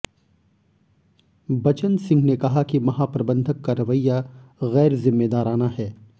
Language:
Hindi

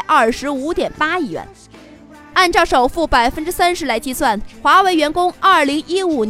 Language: Chinese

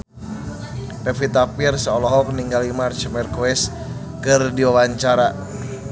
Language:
Sundanese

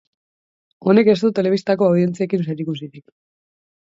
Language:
Basque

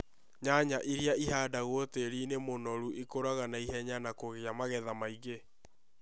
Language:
Kikuyu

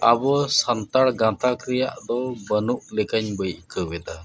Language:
Santali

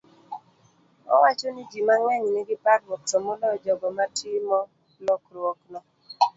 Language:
Luo (Kenya and Tanzania)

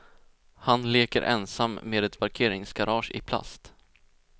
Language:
Swedish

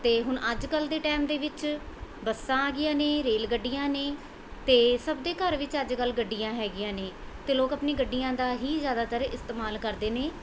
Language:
Punjabi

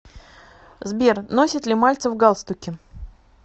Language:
Russian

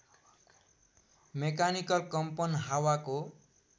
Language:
Nepali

